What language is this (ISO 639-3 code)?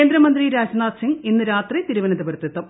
mal